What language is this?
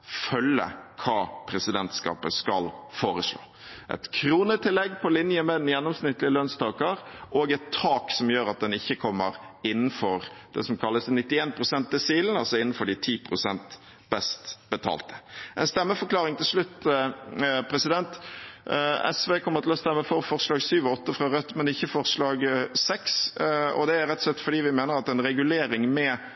Norwegian Bokmål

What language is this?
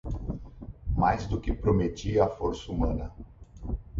Portuguese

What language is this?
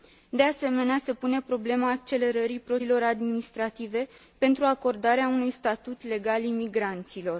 Romanian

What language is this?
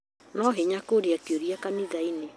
Kikuyu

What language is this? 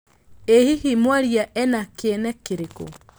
Kikuyu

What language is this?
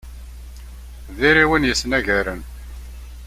Kabyle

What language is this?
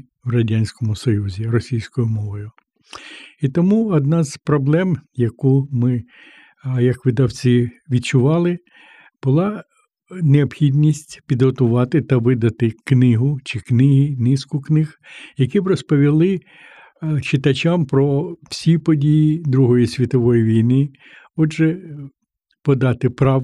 Ukrainian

